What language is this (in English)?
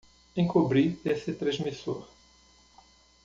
Portuguese